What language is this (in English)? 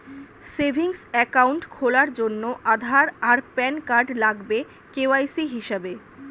Bangla